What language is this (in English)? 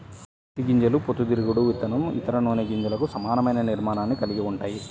Telugu